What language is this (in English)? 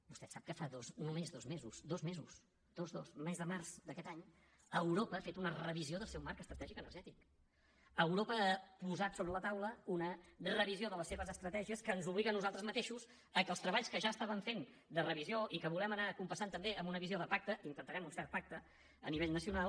Catalan